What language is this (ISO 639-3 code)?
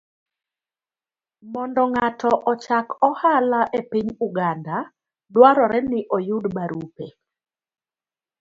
luo